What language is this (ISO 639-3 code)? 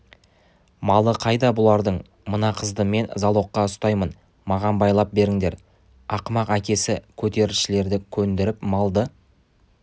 kaz